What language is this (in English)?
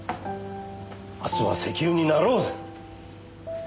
Japanese